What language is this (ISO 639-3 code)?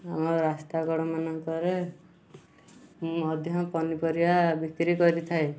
ori